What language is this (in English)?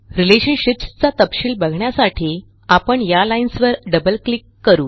Marathi